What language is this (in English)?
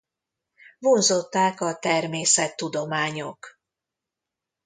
Hungarian